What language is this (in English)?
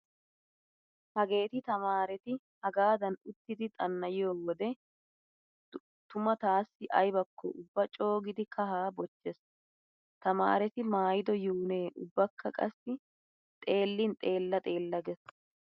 Wolaytta